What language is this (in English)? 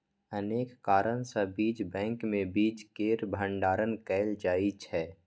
Maithili